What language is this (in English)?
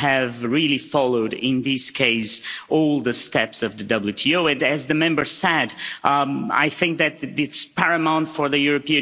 English